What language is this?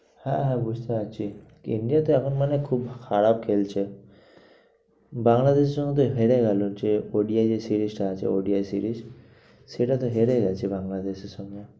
Bangla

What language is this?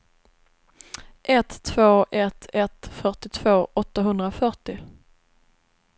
Swedish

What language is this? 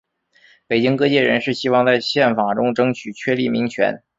Chinese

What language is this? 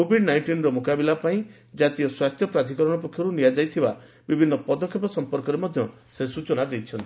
Odia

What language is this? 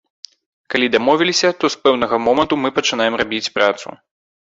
Belarusian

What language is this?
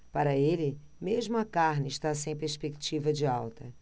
Portuguese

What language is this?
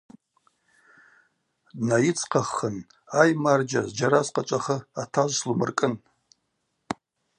Abaza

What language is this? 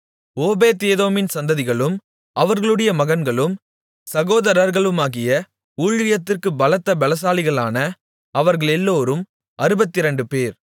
Tamil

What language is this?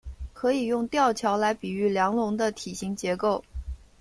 Chinese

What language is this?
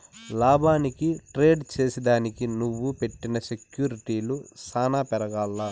Telugu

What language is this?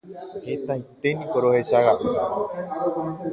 Guarani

